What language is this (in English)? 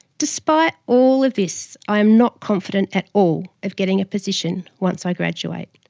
English